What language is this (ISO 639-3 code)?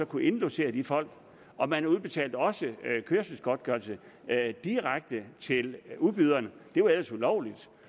dan